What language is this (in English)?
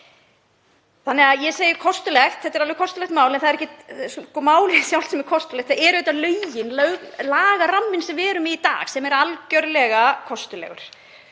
Icelandic